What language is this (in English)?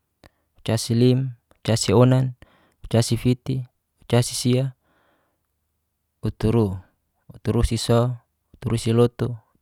Geser-Gorom